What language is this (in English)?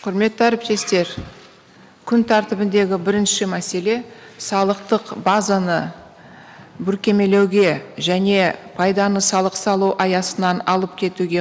Kazakh